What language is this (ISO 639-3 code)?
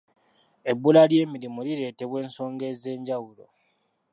lug